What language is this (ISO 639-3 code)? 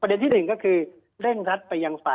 tha